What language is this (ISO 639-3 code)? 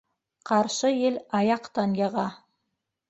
bak